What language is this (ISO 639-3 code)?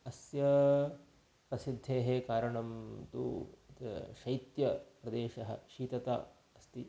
san